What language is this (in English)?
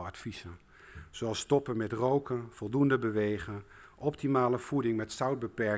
Dutch